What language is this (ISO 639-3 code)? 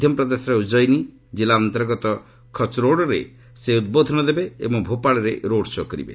ori